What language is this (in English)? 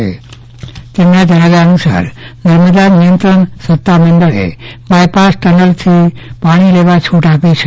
Gujarati